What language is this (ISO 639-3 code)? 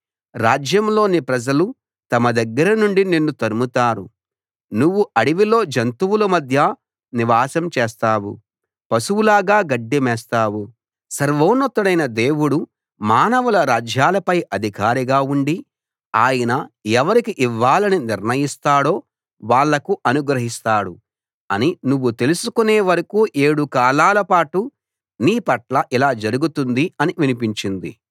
tel